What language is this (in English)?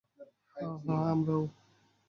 Bangla